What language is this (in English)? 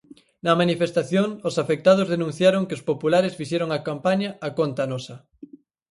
Galician